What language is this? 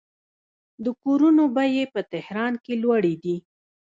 Pashto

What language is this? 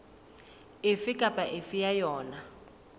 Southern Sotho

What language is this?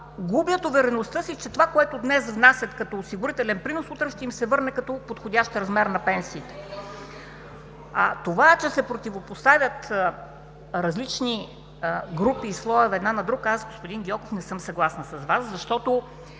Bulgarian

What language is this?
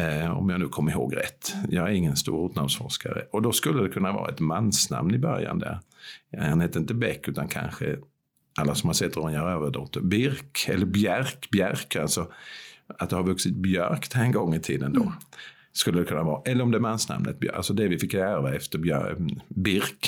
Swedish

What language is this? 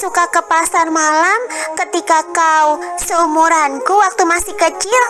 Indonesian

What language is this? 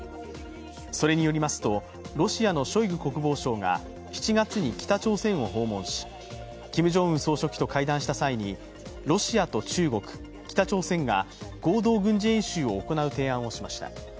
Japanese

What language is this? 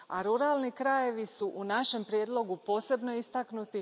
Croatian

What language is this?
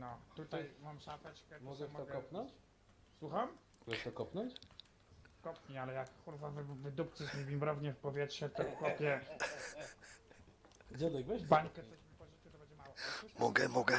Polish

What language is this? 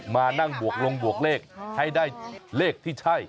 Thai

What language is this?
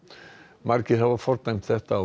Icelandic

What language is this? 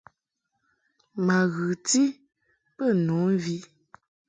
Mungaka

